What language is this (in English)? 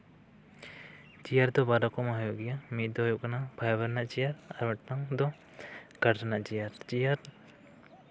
Santali